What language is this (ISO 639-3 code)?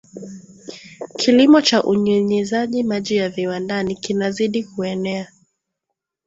swa